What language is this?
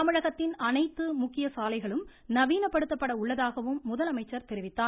Tamil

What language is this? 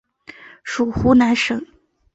Chinese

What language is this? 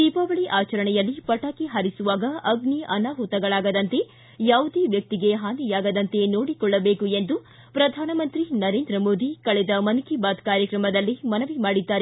Kannada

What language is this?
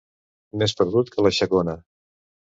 Catalan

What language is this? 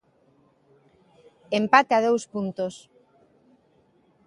Galician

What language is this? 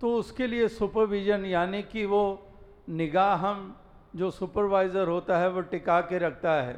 Hindi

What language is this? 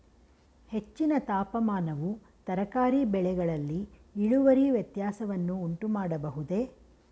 Kannada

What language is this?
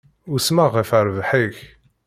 Kabyle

